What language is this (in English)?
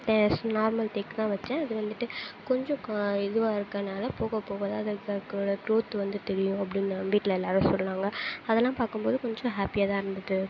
Tamil